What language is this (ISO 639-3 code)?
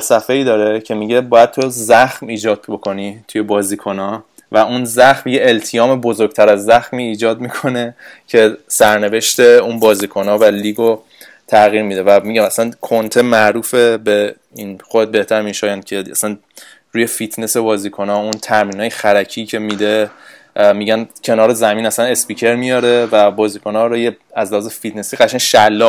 fas